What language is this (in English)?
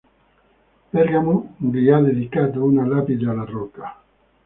Italian